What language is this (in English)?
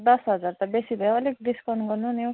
Nepali